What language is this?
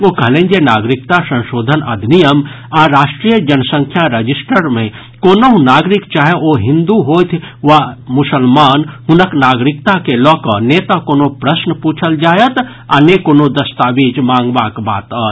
Maithili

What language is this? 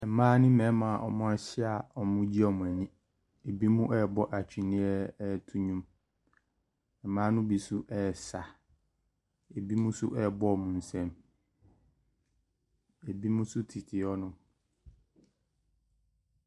Akan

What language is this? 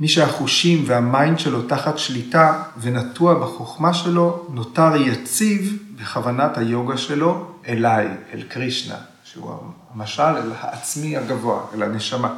Hebrew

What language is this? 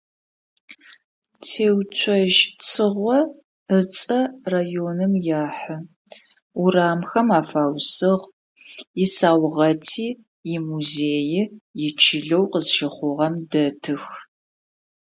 Adyghe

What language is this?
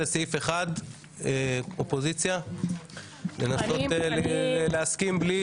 Hebrew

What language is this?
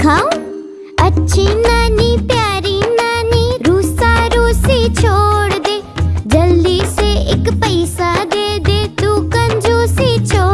Hindi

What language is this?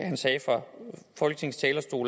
Danish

